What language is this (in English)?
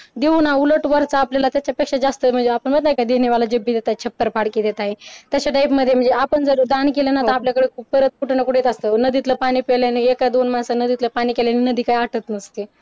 Marathi